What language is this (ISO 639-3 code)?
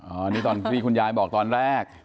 tha